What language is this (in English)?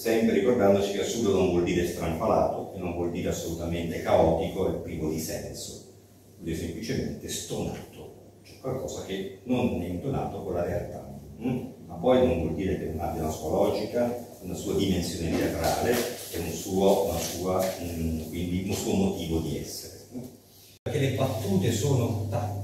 Italian